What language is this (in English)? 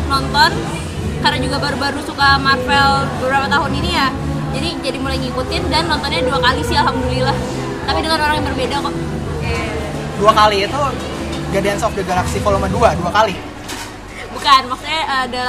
Indonesian